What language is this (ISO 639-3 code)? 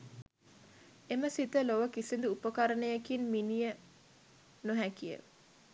sin